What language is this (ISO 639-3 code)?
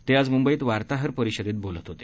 mar